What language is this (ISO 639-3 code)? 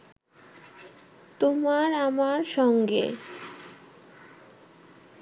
ben